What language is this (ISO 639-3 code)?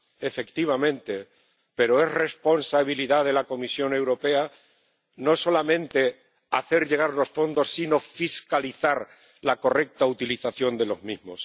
spa